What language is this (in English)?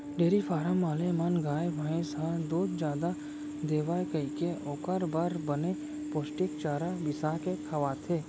Chhattisgarhi